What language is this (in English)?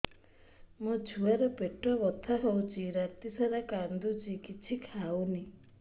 Odia